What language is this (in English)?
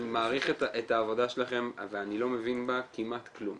Hebrew